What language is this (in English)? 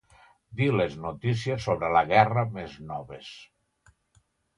Catalan